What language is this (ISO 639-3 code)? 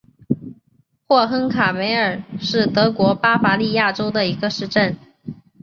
zho